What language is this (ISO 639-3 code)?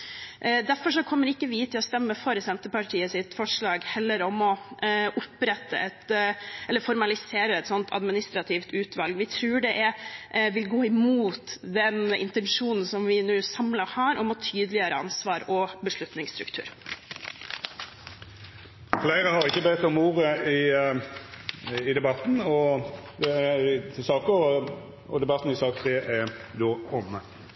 nor